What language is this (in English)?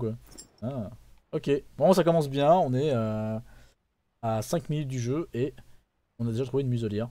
French